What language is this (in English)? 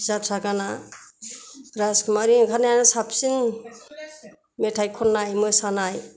Bodo